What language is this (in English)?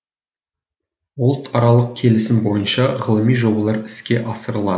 Kazakh